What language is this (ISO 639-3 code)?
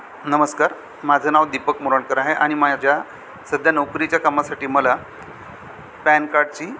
mar